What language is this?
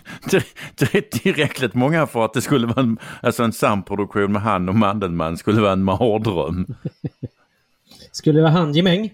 Swedish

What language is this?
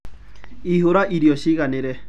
Kikuyu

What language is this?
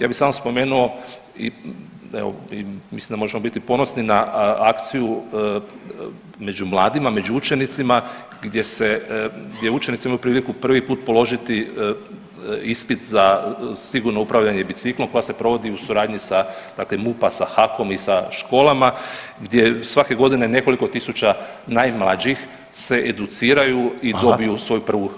Croatian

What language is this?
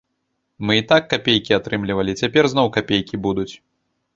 Belarusian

